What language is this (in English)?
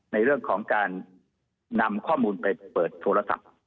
Thai